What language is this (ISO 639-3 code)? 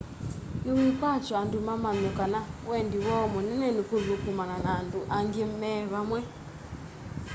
kam